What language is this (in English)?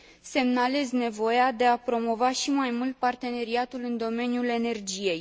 Romanian